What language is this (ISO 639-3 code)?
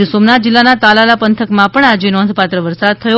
guj